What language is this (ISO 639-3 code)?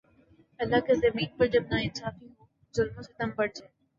urd